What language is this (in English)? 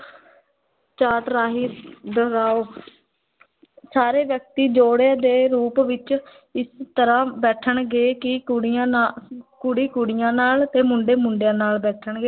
Punjabi